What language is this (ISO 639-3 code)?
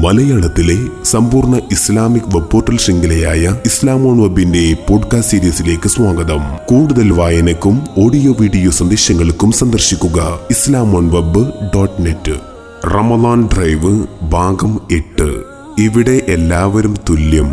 mal